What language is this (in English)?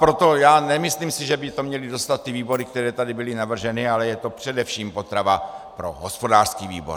Czech